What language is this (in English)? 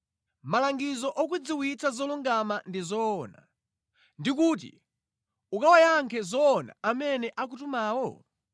Nyanja